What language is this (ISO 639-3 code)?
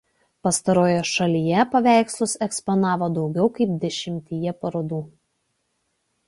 lit